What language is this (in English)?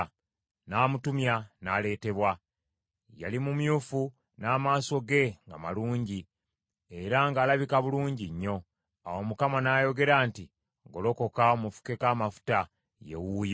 Ganda